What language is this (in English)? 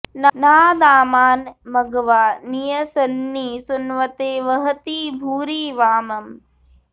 Sanskrit